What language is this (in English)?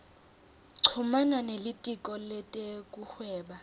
Swati